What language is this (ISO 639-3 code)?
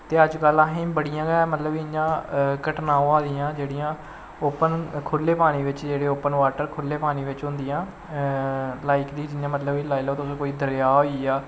doi